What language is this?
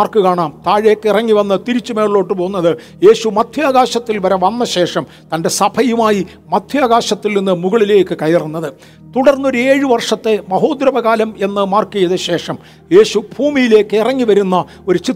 Malayalam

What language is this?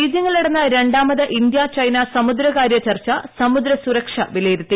Malayalam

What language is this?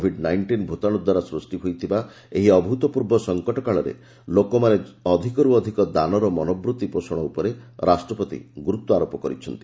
Odia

